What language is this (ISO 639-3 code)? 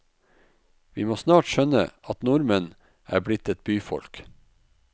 nor